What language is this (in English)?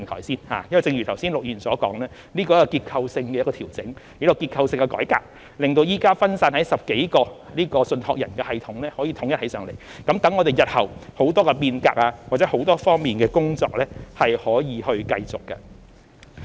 Cantonese